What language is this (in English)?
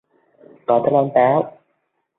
Vietnamese